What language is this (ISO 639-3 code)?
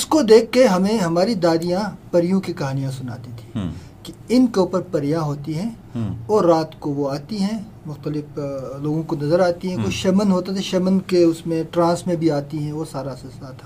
urd